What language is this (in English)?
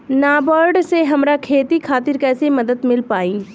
Bhojpuri